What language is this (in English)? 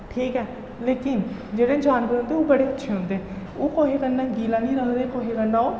Dogri